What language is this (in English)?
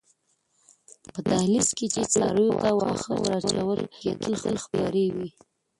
Pashto